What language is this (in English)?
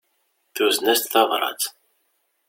Kabyle